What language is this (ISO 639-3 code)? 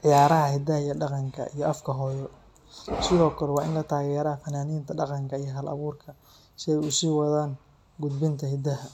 som